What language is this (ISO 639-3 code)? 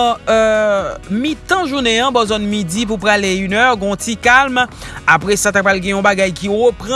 fra